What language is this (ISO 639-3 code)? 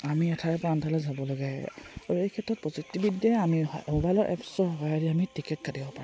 asm